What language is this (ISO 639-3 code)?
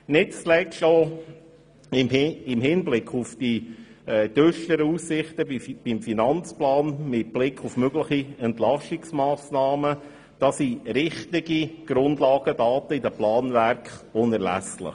gsw